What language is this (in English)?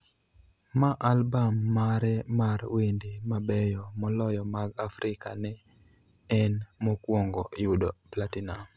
Luo (Kenya and Tanzania)